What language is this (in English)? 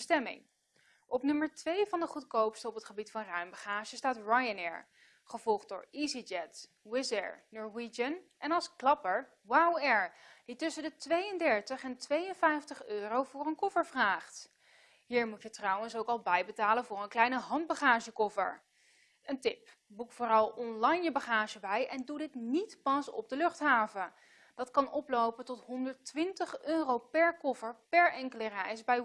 Dutch